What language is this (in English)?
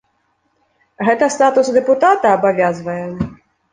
Belarusian